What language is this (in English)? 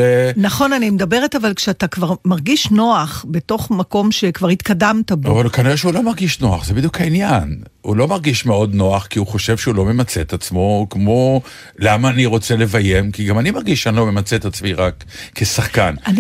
Hebrew